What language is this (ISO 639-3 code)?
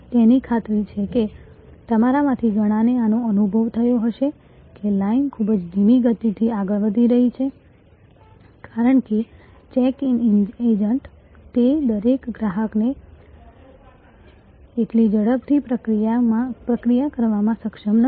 guj